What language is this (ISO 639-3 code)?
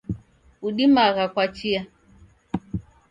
dav